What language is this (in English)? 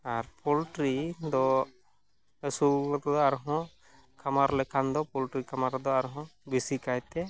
Santali